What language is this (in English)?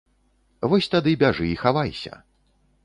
Belarusian